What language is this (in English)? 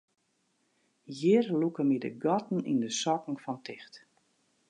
Western Frisian